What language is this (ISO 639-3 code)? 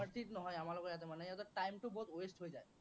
asm